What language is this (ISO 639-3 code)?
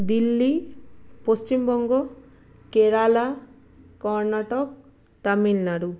ben